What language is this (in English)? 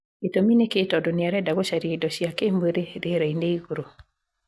Kikuyu